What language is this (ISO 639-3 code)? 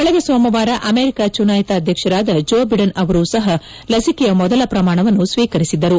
kan